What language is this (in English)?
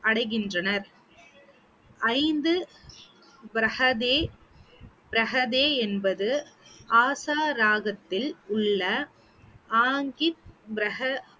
Tamil